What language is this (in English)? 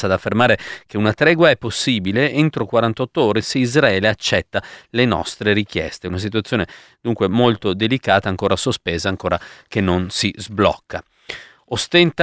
Italian